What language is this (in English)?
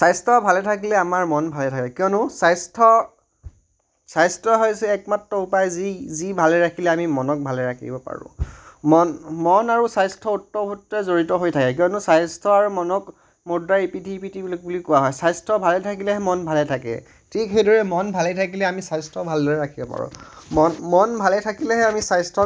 Assamese